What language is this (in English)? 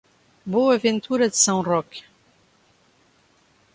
Portuguese